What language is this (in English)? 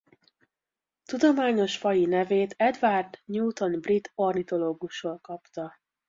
Hungarian